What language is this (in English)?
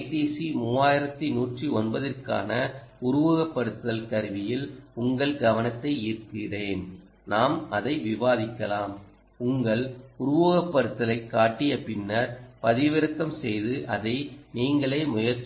Tamil